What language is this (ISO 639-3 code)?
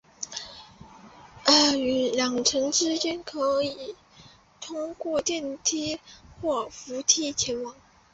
zho